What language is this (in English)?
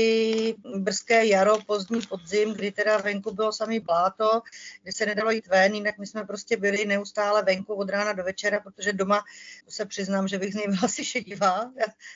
Czech